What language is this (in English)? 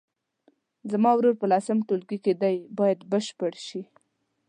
Pashto